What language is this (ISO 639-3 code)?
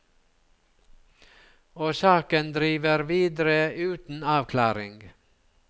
nor